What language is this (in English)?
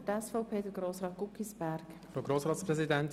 Swiss German